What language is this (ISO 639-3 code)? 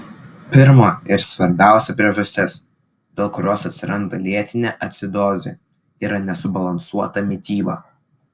lit